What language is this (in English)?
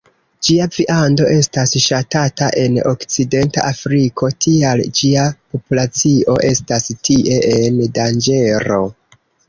Esperanto